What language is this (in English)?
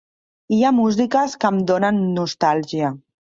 Catalan